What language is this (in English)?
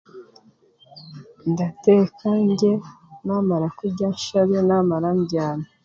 Chiga